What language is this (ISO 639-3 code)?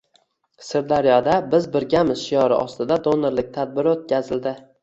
uzb